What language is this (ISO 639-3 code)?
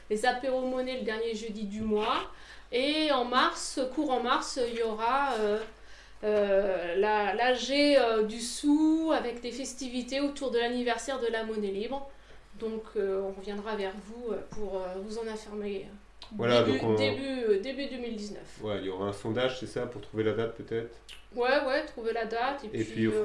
fra